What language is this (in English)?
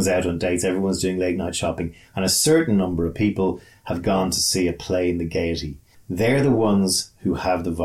English